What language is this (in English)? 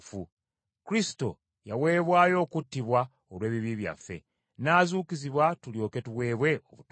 Ganda